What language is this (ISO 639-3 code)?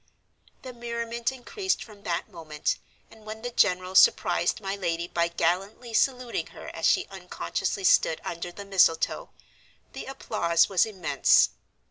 eng